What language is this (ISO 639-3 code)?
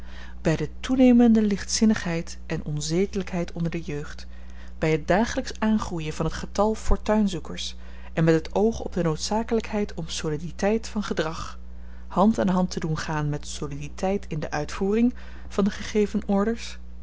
nld